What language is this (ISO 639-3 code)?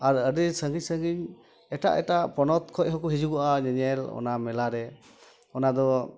sat